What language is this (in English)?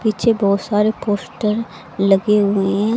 Hindi